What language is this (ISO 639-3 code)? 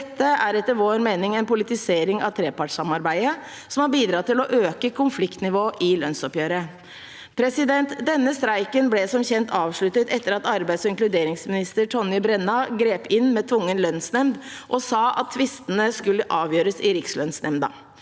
nor